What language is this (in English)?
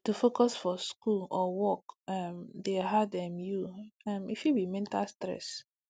Nigerian Pidgin